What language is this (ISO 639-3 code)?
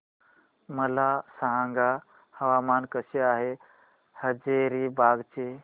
mar